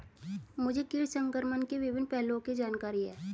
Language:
Hindi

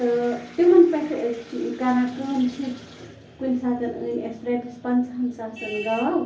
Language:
Kashmiri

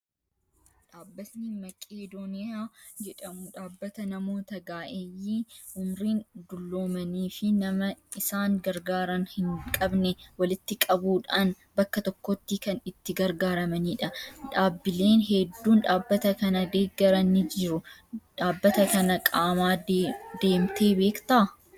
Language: Oromo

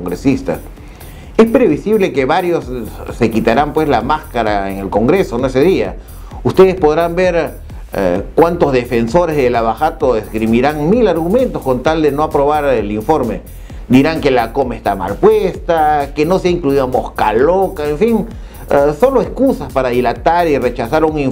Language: Spanish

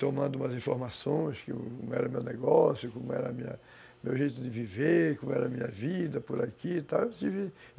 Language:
Portuguese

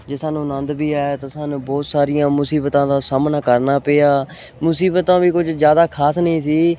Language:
Punjabi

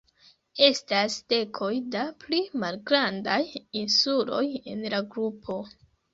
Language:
Esperanto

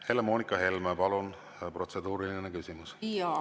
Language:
Estonian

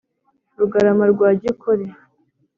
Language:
Kinyarwanda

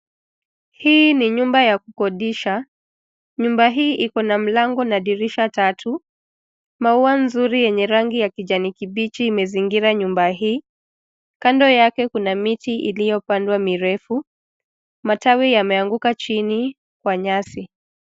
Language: Swahili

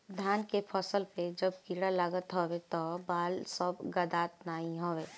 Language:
Bhojpuri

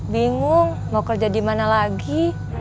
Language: Indonesian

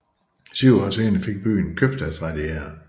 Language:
Danish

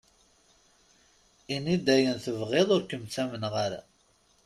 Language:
Kabyle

